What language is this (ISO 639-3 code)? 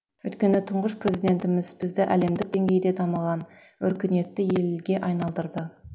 kaz